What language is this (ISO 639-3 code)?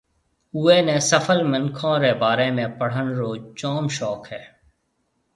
mve